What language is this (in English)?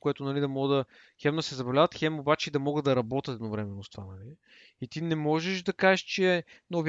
Bulgarian